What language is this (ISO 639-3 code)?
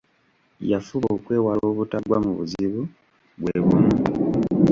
lug